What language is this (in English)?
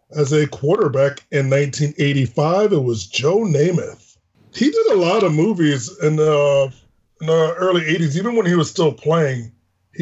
English